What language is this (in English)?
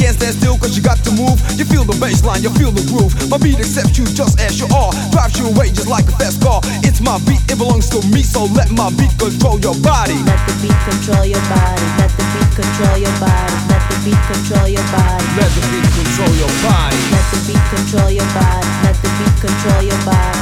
Spanish